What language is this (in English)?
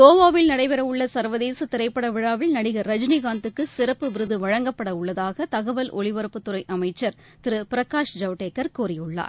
Tamil